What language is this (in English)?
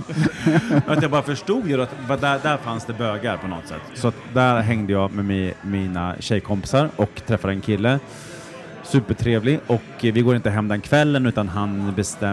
Swedish